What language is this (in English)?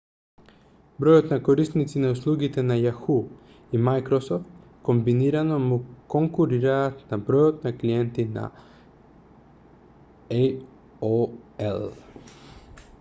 Macedonian